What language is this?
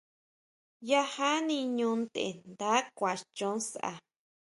Huautla Mazatec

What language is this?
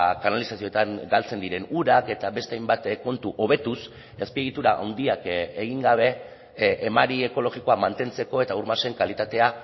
Basque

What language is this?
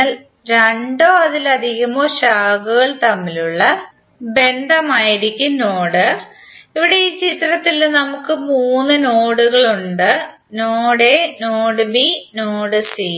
Malayalam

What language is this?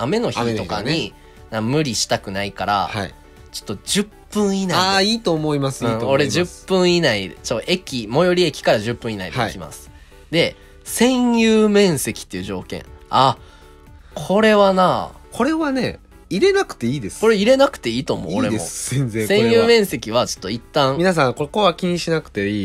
Japanese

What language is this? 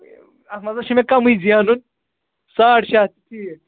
Kashmiri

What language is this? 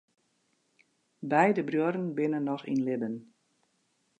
Western Frisian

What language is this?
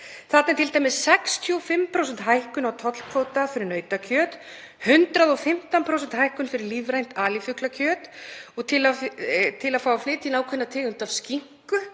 Icelandic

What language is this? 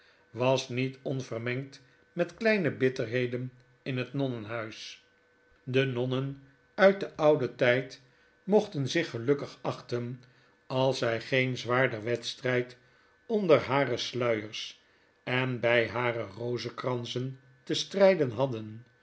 Dutch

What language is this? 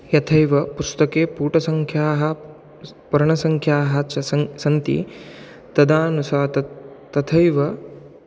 Sanskrit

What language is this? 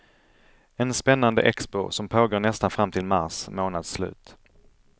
Swedish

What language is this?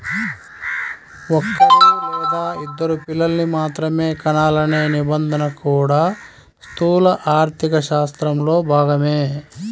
Telugu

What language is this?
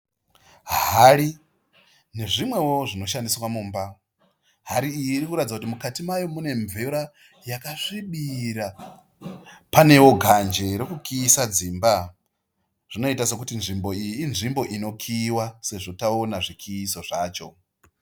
Shona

